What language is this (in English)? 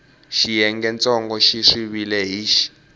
Tsonga